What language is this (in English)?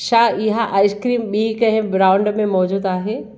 Sindhi